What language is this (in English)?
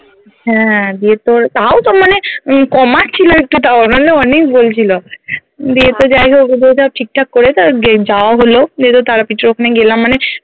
Bangla